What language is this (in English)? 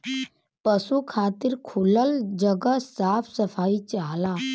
Bhojpuri